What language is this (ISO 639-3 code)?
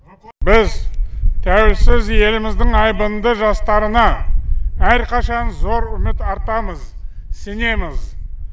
kaz